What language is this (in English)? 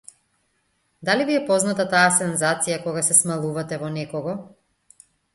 Macedonian